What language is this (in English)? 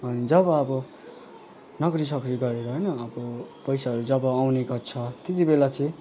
Nepali